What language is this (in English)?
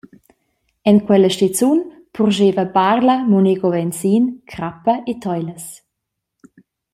Romansh